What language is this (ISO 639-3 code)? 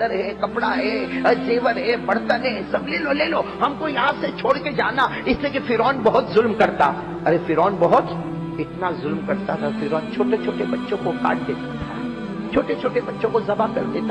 urd